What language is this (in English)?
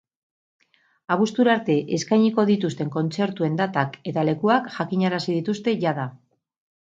Basque